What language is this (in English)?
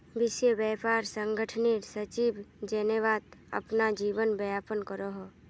Magahi